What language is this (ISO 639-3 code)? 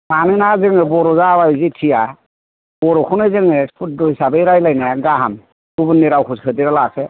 brx